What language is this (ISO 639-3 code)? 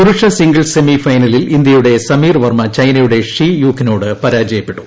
mal